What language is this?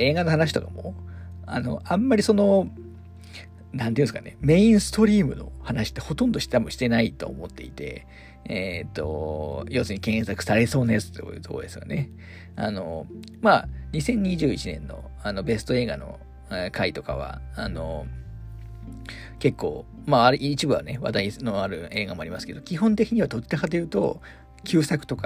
Japanese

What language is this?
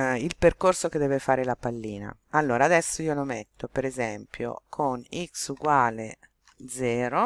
Italian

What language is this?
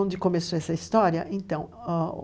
Portuguese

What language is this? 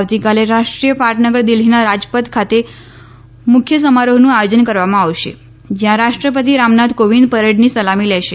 Gujarati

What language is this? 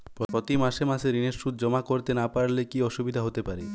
Bangla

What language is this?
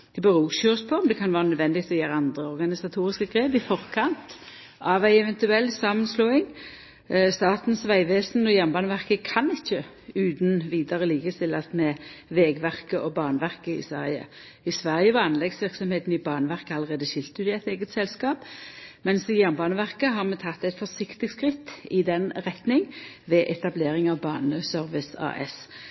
Norwegian Nynorsk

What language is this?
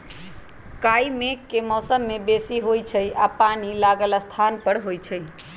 Magahi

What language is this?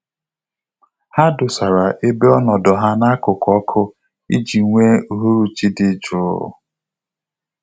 Igbo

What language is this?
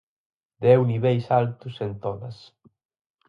Galician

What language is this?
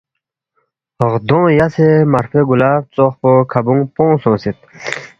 Balti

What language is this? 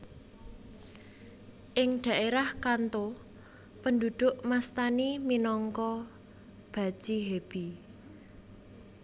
Javanese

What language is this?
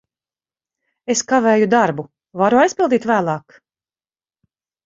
Latvian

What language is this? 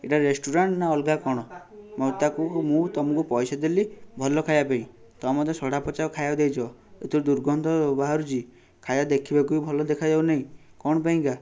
Odia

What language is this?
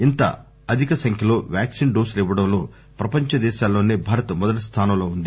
Telugu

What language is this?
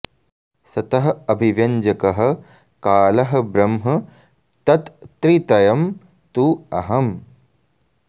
Sanskrit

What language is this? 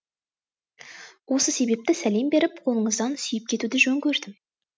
Kazakh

